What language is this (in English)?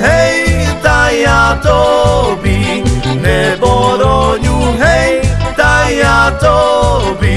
Slovak